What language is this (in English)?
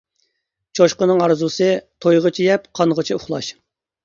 Uyghur